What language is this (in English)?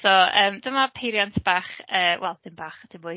Welsh